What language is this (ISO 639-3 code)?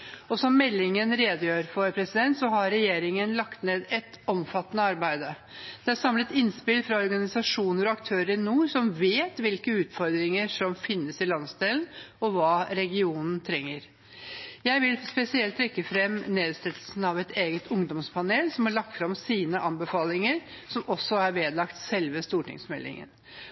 nob